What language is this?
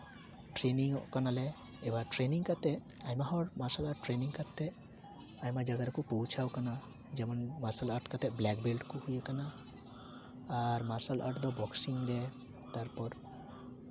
Santali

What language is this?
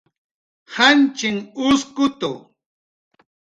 Jaqaru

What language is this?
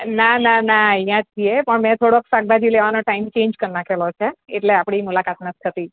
Gujarati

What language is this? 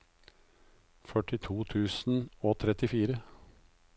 Norwegian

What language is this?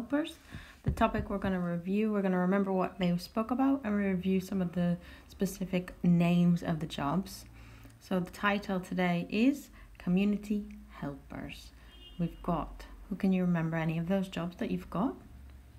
English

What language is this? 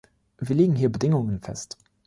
German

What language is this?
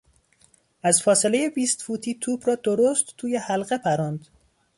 Persian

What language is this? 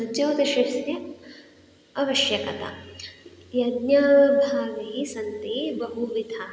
Sanskrit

